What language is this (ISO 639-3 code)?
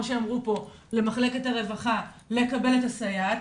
heb